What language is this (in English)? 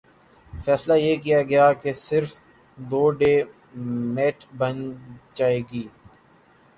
Urdu